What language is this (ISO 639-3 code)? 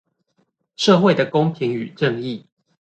zho